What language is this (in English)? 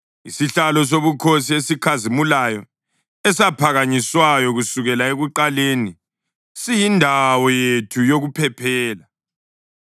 North Ndebele